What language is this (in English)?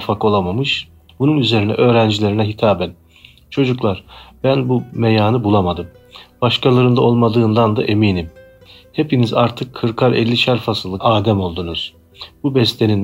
Turkish